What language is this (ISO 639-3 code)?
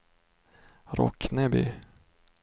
swe